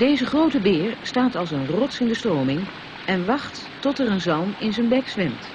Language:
Dutch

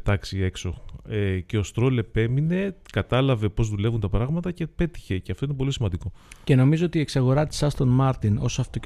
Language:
Greek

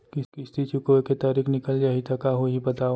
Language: Chhattisgarhi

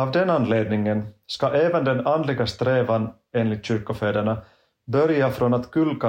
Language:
Swedish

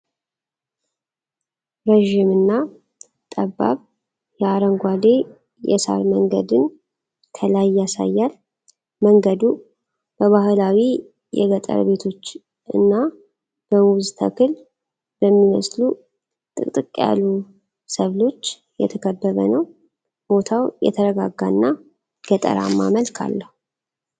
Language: Amharic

